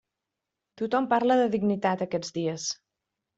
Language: Catalan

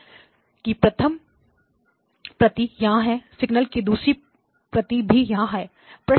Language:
Hindi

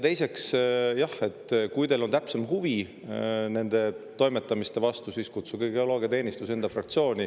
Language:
Estonian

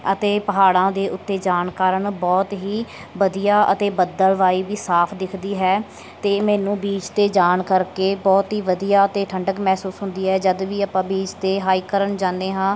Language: Punjabi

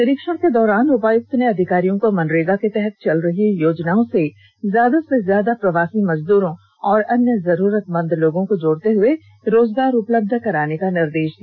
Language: Hindi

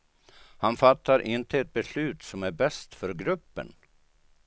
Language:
Swedish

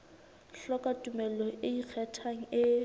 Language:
Southern Sotho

